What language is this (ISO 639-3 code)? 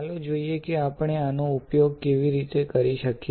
guj